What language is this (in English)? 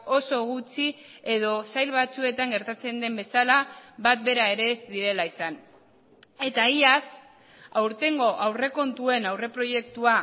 Basque